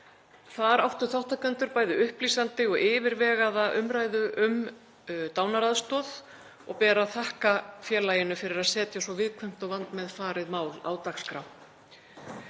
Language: Icelandic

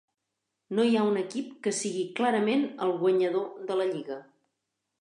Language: Catalan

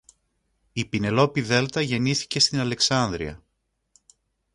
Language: Greek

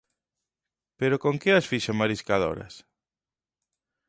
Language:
Galician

